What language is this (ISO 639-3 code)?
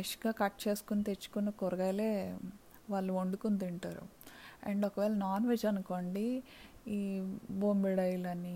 tel